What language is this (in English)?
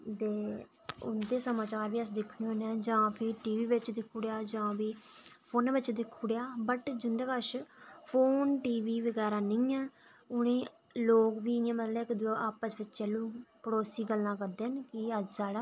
Dogri